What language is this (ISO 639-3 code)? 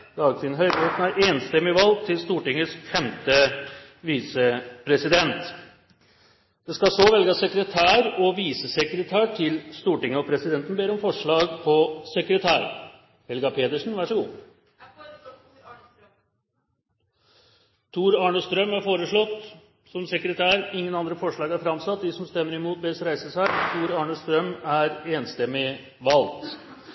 nor